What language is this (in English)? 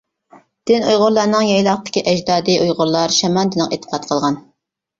Uyghur